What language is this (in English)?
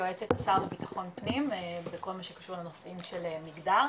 Hebrew